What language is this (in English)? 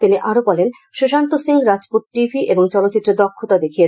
Bangla